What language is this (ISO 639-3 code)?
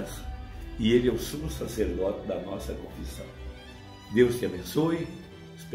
por